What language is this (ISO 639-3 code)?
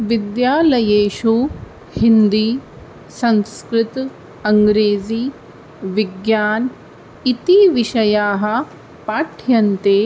san